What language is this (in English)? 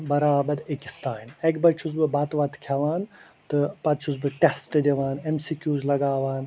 Kashmiri